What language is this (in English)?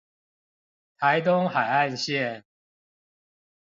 Chinese